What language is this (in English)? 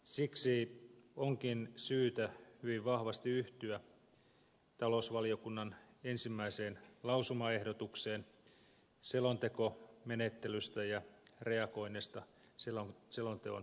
Finnish